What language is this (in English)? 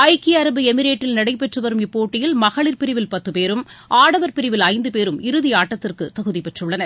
Tamil